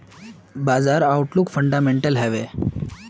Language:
Magahi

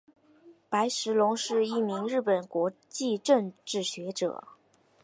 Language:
Chinese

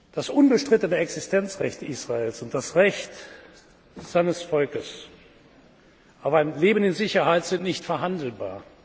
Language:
German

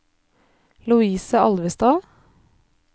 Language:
Norwegian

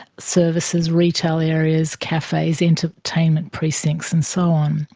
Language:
English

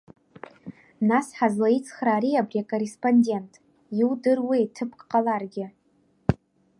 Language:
Abkhazian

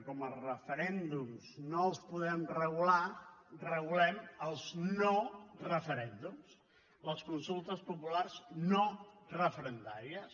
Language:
Catalan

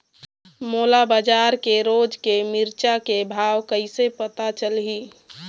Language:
Chhattisgarhi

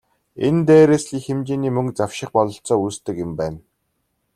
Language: Mongolian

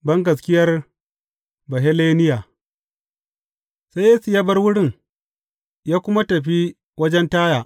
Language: Hausa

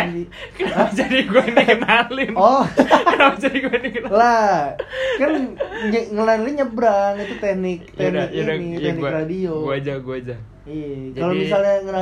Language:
Indonesian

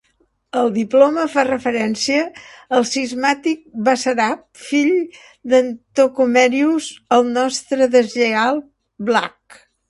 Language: Catalan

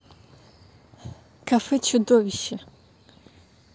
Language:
Russian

